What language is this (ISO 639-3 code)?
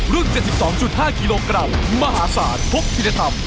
tha